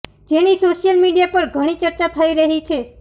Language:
Gujarati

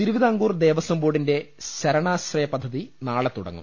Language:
Malayalam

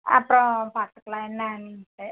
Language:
Tamil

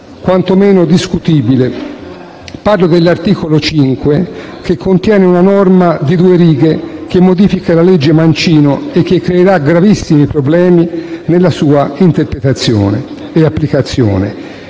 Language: Italian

